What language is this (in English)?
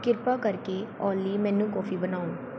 Punjabi